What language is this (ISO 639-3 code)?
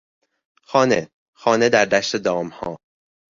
fas